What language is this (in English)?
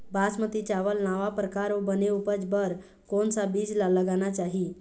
Chhattisgarhi